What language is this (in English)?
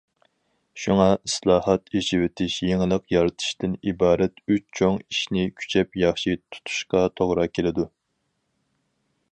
Uyghur